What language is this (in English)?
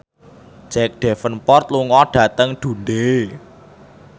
Javanese